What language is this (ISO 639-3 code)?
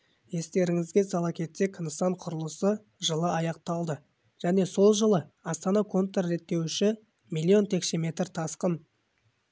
kaz